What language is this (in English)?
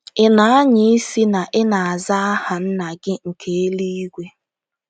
Igbo